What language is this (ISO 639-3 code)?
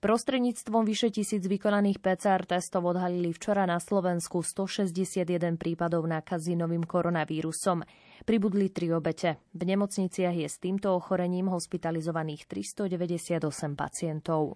slk